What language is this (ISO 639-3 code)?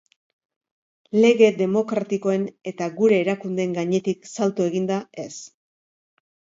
eus